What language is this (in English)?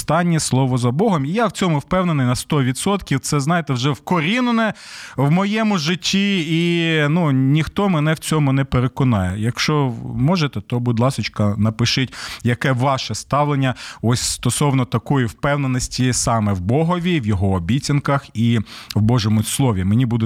Ukrainian